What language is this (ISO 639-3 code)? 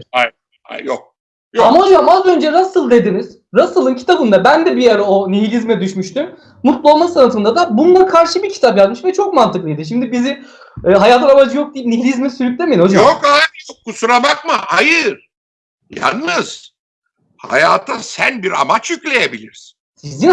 tur